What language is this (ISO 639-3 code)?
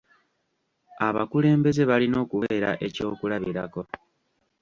lug